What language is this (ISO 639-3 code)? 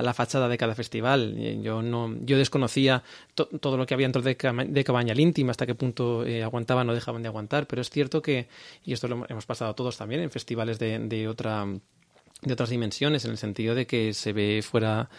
spa